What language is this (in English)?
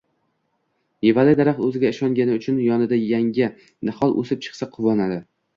Uzbek